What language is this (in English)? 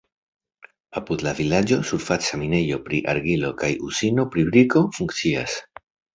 Esperanto